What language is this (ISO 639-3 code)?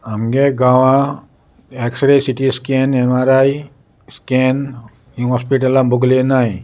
kok